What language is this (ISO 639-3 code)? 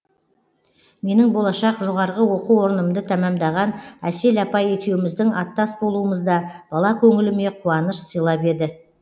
kaz